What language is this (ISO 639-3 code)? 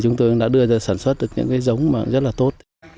vie